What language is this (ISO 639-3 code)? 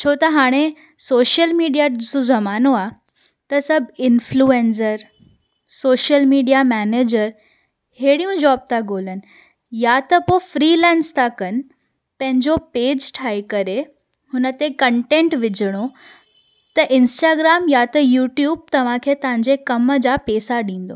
snd